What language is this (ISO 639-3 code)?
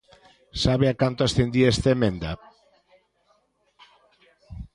glg